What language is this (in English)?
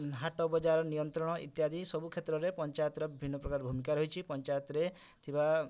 Odia